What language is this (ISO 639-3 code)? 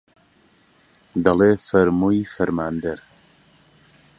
ckb